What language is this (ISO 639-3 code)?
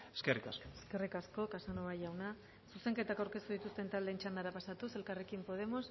eus